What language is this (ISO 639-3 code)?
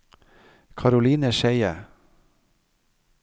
nor